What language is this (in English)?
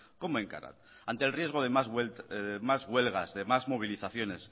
Spanish